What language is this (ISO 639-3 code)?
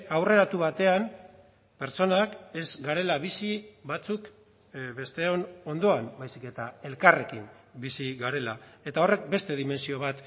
eus